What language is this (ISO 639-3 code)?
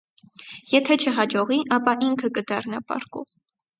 hye